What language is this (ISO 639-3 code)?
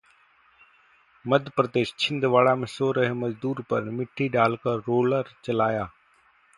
hin